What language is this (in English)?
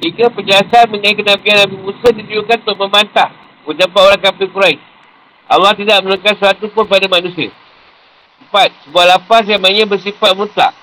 Malay